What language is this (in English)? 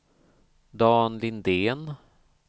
Swedish